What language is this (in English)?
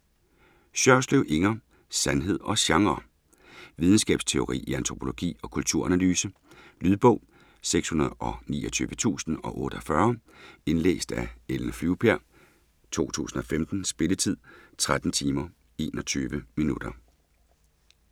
Danish